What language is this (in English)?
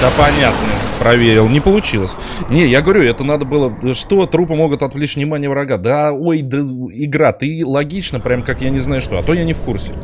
Russian